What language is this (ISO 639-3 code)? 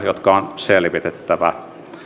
fin